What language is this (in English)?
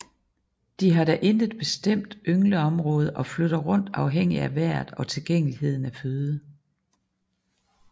Danish